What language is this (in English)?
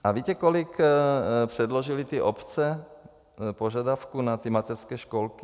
Czech